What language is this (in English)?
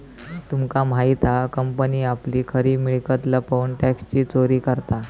Marathi